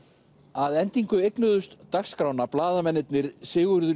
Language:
Icelandic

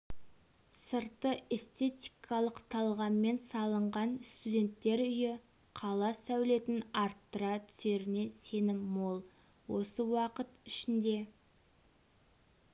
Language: Kazakh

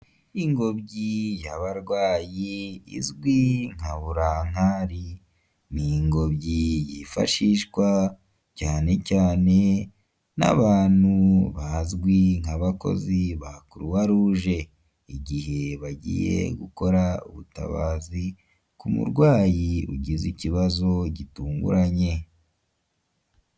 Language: Kinyarwanda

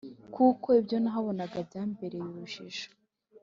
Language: Kinyarwanda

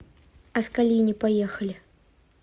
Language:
Russian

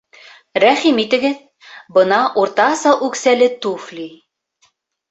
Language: Bashkir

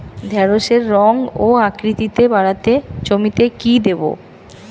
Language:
Bangla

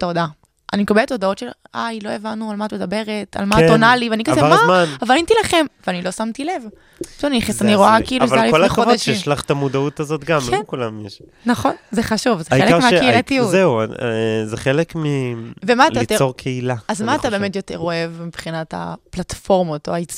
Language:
Hebrew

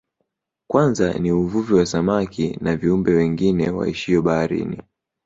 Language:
Swahili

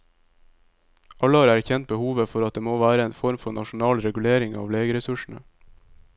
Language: Norwegian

